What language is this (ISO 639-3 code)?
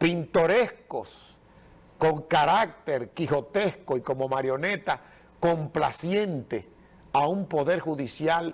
spa